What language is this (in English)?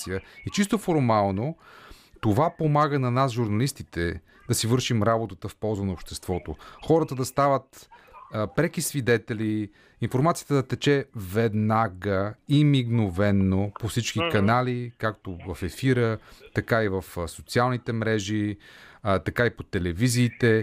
Bulgarian